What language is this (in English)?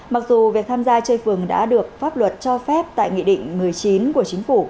Vietnamese